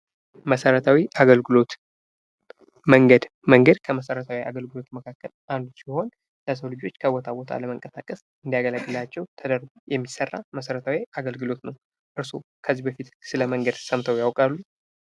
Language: Amharic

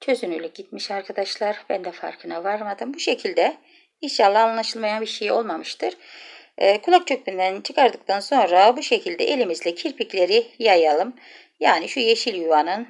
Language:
Turkish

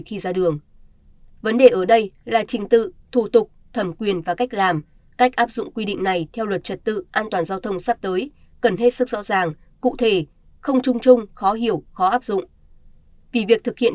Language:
Vietnamese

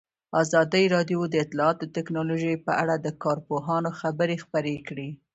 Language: Pashto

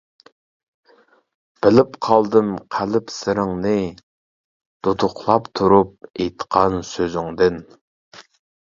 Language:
Uyghur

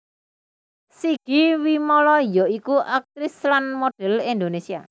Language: Javanese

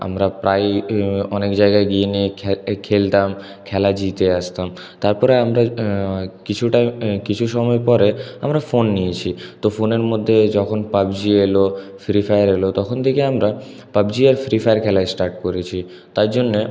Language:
Bangla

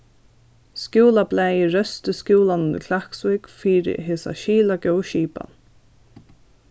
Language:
Faroese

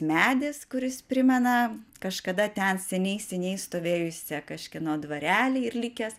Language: Lithuanian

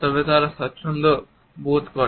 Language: Bangla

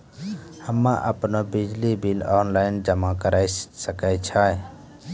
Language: Maithili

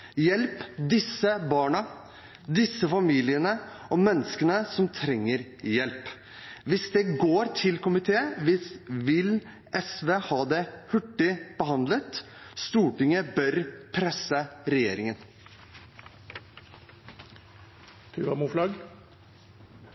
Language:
Norwegian Bokmål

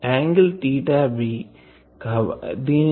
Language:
Telugu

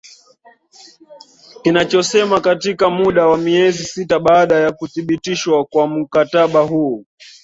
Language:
Swahili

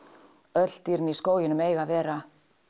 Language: Icelandic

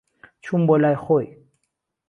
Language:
Central Kurdish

